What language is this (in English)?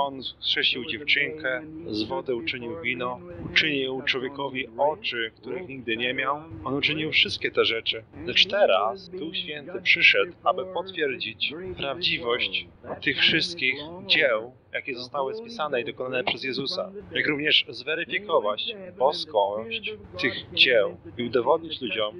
Polish